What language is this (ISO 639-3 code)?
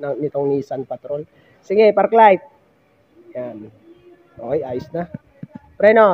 fil